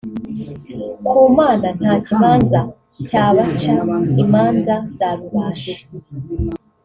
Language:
Kinyarwanda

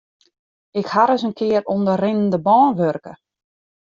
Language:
Western Frisian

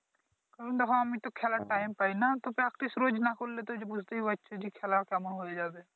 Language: Bangla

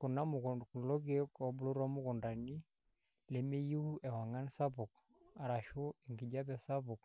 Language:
Masai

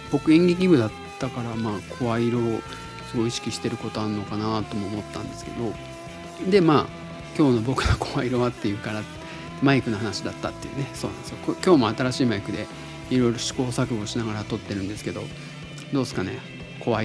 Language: Japanese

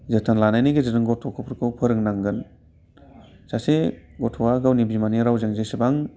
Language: Bodo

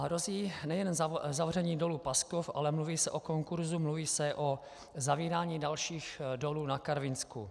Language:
Czech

